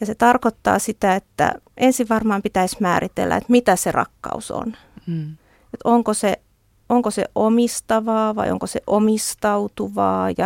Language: Finnish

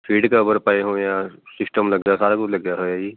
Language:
Punjabi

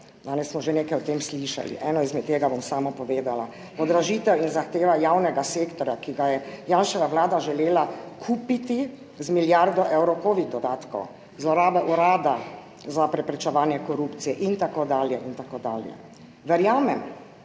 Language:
Slovenian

